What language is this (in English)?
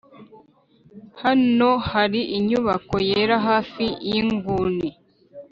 Kinyarwanda